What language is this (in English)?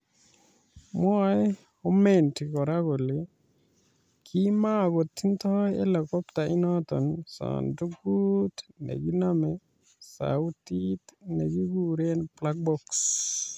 Kalenjin